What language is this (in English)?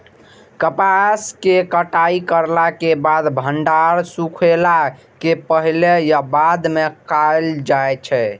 Maithili